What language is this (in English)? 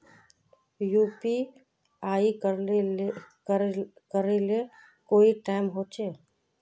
Magahi